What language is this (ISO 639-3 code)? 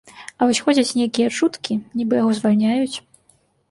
bel